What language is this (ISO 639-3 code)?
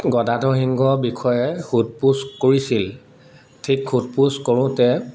asm